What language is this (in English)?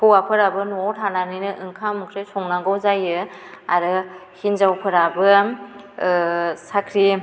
Bodo